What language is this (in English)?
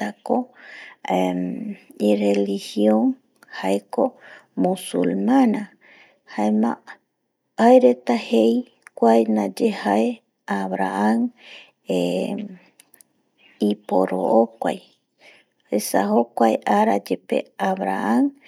Eastern Bolivian Guaraní